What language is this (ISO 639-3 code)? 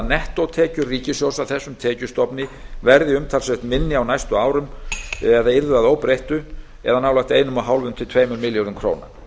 isl